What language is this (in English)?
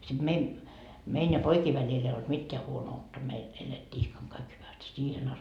Finnish